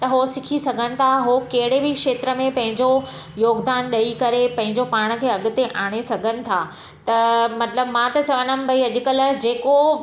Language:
Sindhi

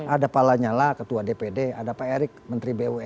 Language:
Indonesian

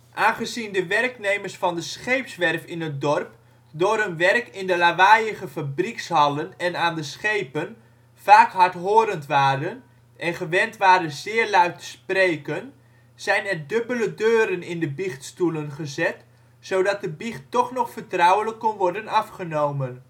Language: Dutch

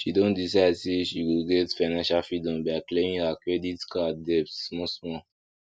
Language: Nigerian Pidgin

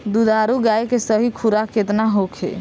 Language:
Bhojpuri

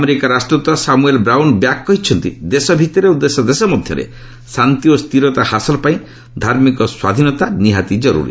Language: Odia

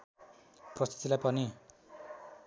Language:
Nepali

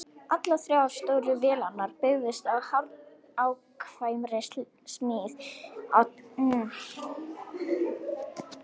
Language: Icelandic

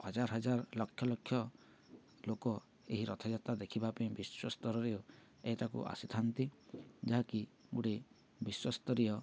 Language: Odia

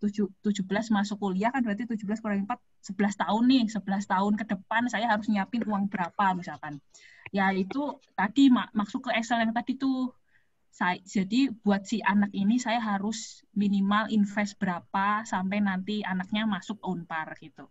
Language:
Indonesian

